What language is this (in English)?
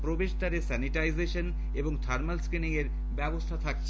Bangla